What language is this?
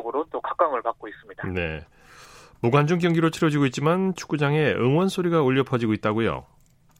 Korean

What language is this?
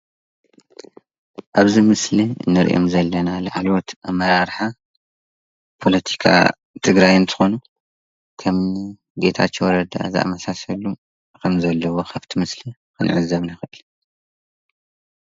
Tigrinya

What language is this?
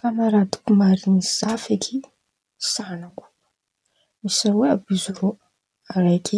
Antankarana Malagasy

